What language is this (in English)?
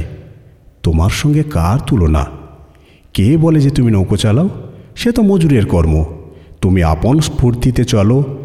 Bangla